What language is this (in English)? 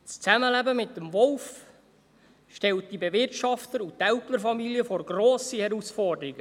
Swiss German